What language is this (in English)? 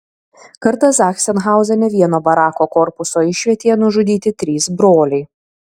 Lithuanian